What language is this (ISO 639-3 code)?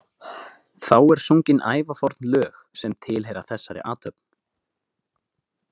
isl